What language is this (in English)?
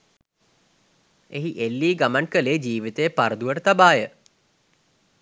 Sinhala